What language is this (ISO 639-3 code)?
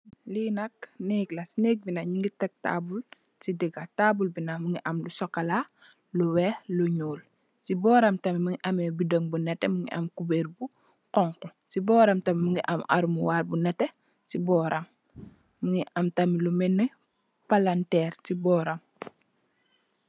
wol